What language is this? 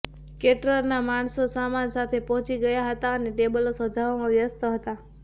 Gujarati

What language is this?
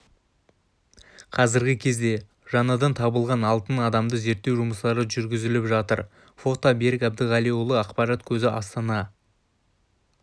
Kazakh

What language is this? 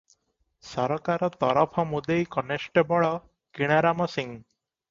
Odia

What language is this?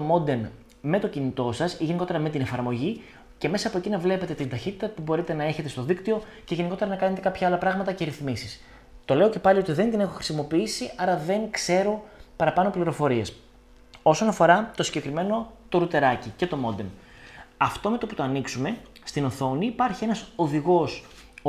Greek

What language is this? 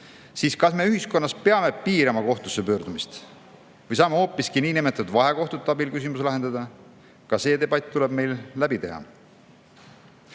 Estonian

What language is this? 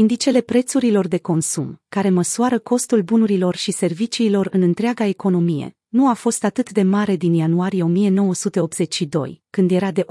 Romanian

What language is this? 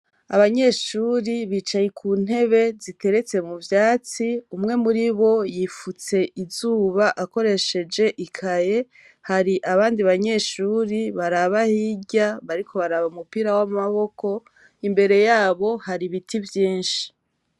Rundi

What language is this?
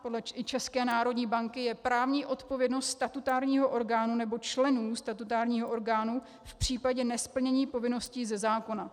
Czech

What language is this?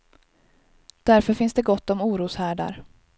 Swedish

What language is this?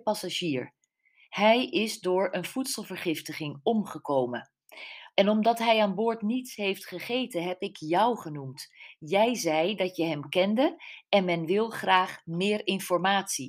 Dutch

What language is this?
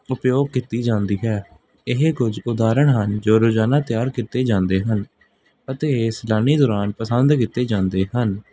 Punjabi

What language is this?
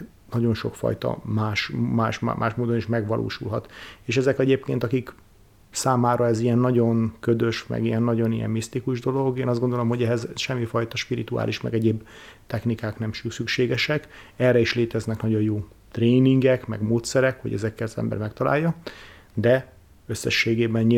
Hungarian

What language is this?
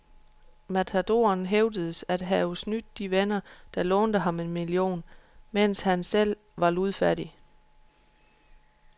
Danish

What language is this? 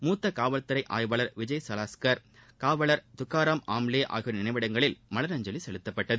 Tamil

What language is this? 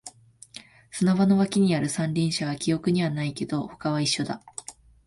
Japanese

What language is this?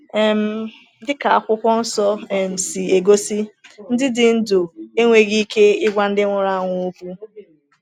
Igbo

